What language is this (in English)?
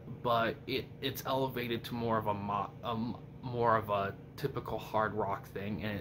English